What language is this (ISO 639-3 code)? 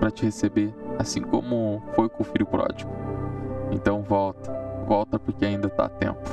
por